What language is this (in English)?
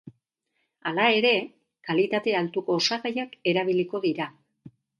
Basque